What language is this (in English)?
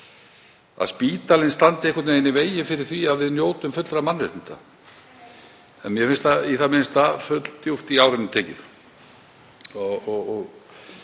Icelandic